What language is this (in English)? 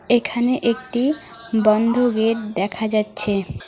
Bangla